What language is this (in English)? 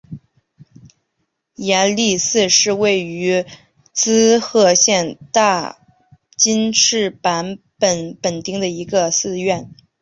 Chinese